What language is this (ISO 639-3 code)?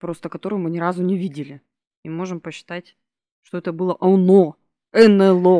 rus